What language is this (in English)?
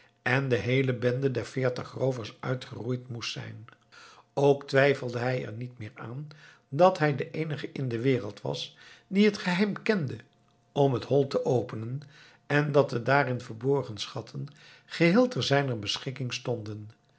Dutch